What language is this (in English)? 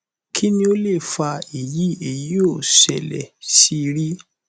Yoruba